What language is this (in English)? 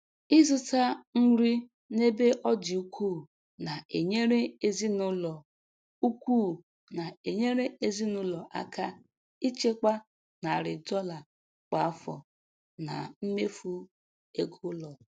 Igbo